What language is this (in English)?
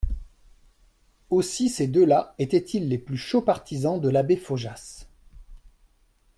French